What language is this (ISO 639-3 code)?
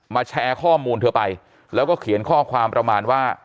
tha